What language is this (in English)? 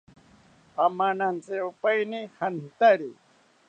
South Ucayali Ashéninka